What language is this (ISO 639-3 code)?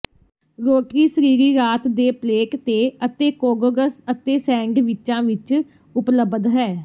pan